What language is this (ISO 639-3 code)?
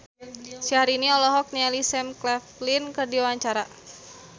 sun